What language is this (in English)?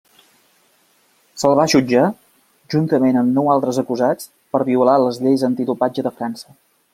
Catalan